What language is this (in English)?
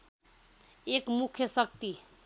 Nepali